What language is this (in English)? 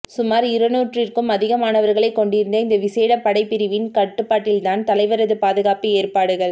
Tamil